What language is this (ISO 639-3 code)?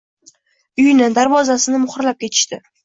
uzb